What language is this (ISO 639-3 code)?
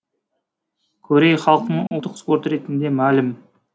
kaz